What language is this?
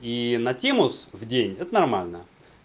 Russian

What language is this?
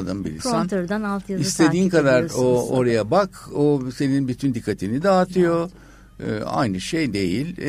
Turkish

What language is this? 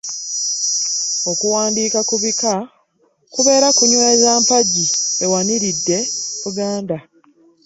Ganda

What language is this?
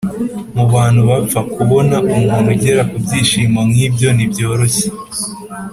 Kinyarwanda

